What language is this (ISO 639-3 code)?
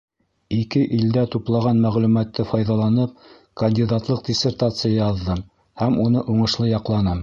bak